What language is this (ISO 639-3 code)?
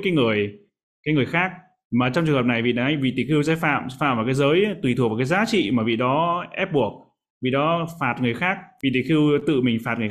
vie